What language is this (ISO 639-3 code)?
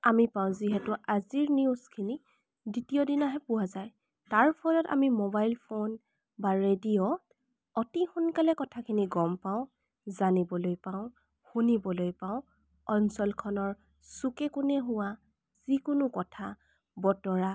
asm